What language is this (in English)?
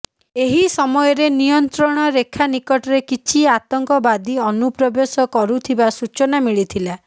Odia